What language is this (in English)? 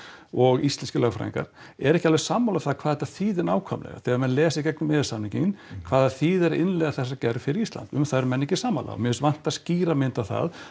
Icelandic